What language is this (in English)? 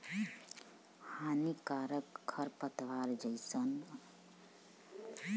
Bhojpuri